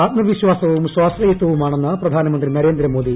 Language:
Malayalam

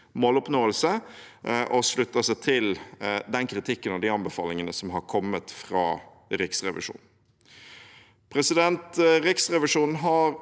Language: Norwegian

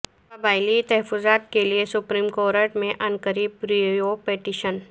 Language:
Urdu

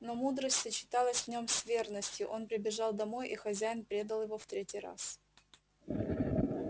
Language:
Russian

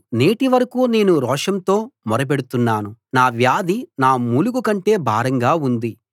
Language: Telugu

